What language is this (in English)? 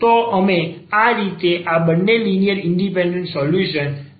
Gujarati